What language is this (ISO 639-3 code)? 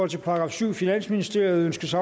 dan